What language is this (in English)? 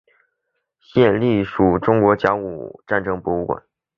Chinese